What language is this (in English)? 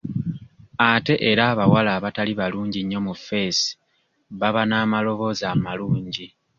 Ganda